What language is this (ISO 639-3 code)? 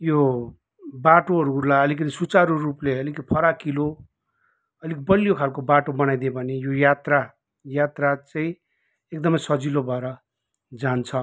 nep